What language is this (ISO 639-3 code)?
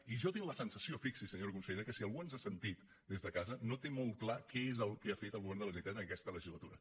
cat